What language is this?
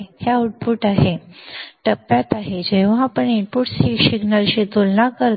Marathi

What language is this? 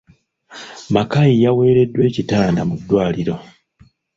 Ganda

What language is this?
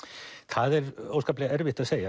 Icelandic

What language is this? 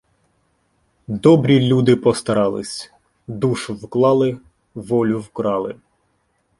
Ukrainian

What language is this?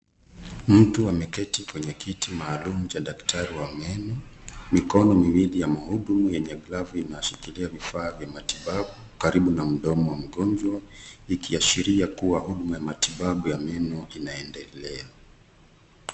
Swahili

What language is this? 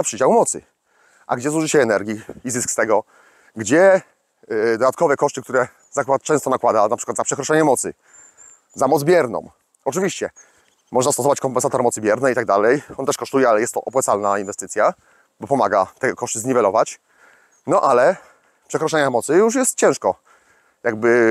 Polish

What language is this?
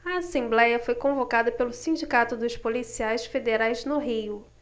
Portuguese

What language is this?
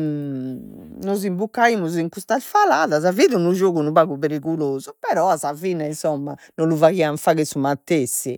Sardinian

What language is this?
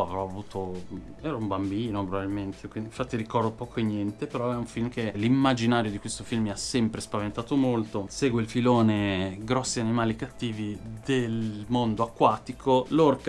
Italian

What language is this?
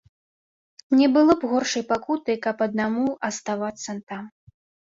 Belarusian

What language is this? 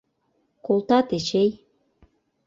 Mari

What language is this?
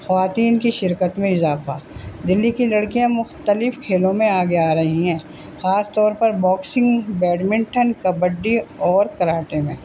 Urdu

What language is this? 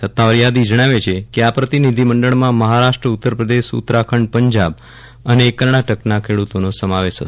Gujarati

